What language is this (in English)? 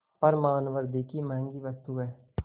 Hindi